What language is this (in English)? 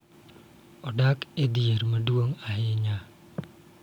Luo (Kenya and Tanzania)